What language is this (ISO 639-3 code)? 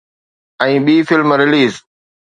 snd